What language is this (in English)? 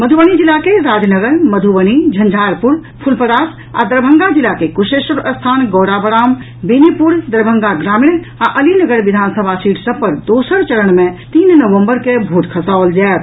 Maithili